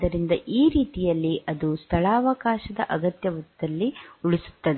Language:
Kannada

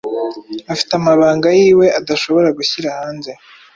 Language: Kinyarwanda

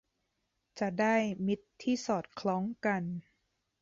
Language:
Thai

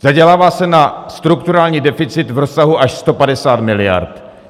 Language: Czech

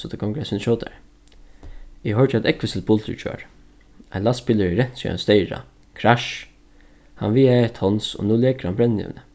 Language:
Faroese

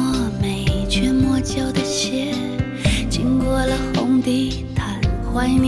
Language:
Chinese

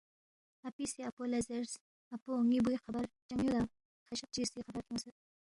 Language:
Balti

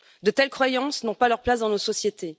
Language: French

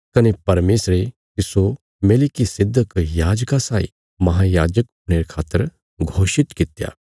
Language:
Bilaspuri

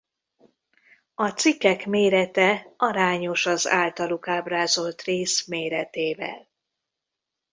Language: Hungarian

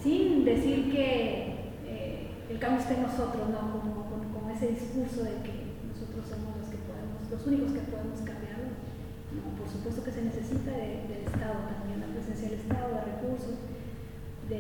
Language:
Spanish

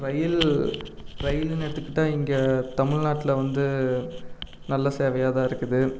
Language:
Tamil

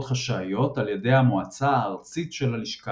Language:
Hebrew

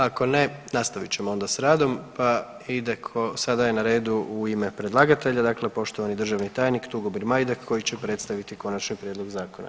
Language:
Croatian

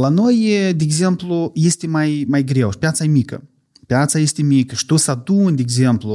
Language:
Romanian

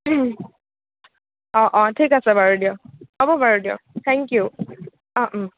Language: Assamese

